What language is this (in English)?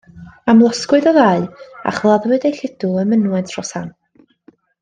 Welsh